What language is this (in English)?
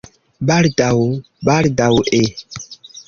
Esperanto